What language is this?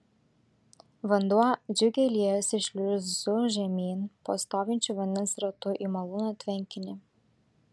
Lithuanian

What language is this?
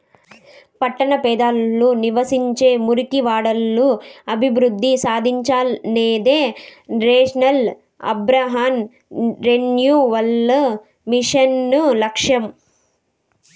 Telugu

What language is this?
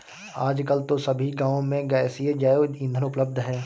Hindi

